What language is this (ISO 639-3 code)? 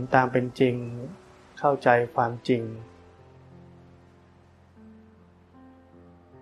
tha